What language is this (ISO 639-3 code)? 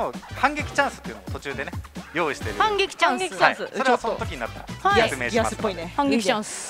jpn